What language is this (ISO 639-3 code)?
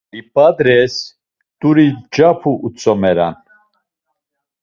lzz